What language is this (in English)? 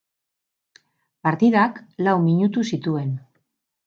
Basque